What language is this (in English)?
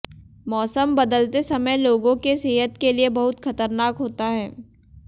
Hindi